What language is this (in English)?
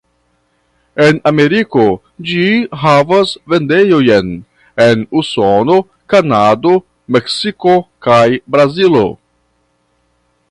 Esperanto